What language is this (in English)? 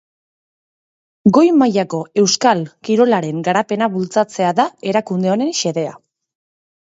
Basque